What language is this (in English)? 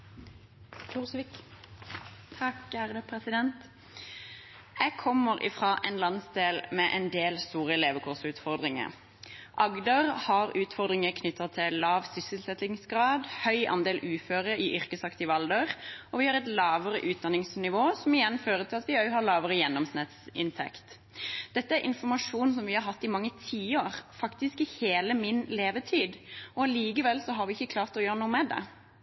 Norwegian Bokmål